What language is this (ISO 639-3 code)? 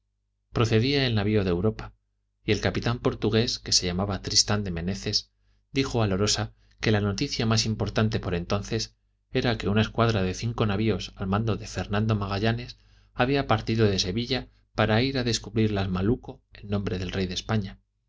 spa